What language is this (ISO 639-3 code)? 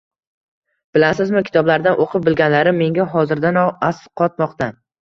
uzb